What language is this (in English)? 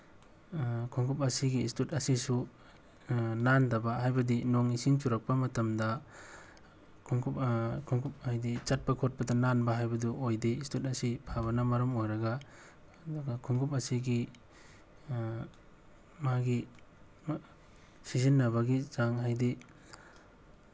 Manipuri